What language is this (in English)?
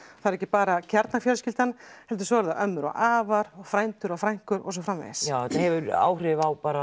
Icelandic